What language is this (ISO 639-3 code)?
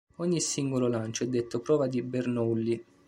ita